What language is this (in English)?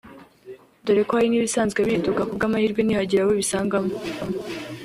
Kinyarwanda